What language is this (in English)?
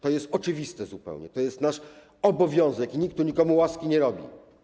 Polish